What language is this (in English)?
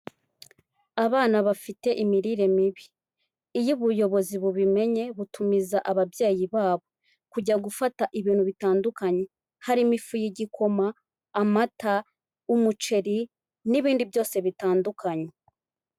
Kinyarwanda